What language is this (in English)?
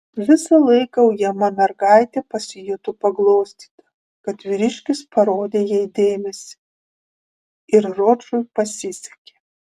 Lithuanian